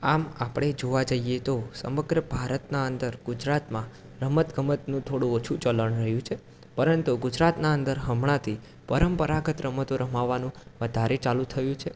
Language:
Gujarati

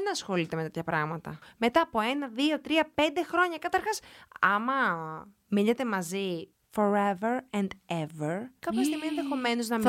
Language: Greek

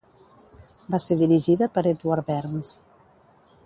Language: Catalan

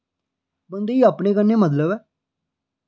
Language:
Dogri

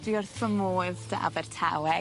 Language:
Welsh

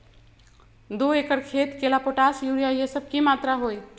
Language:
Magahi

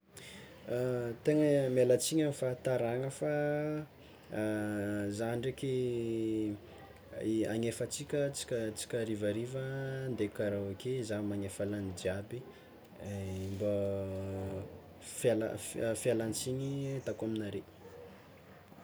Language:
Tsimihety Malagasy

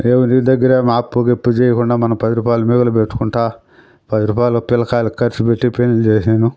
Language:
Telugu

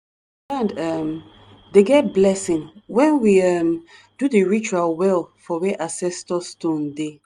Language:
Nigerian Pidgin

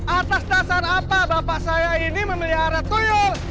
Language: Indonesian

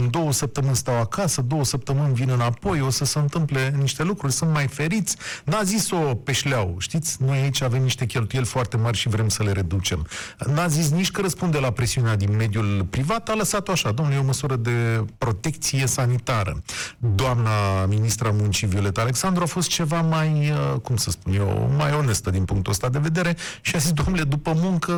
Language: Romanian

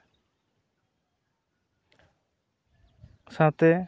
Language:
Santali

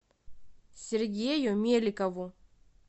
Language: Russian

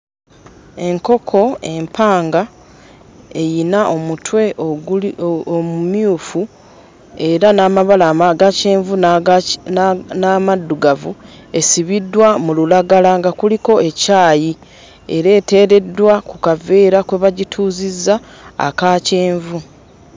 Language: Ganda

